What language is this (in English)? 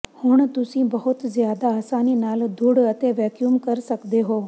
Punjabi